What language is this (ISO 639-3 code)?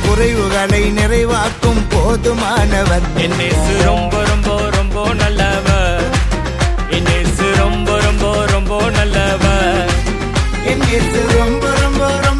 urd